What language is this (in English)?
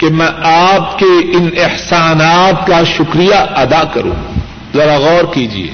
Urdu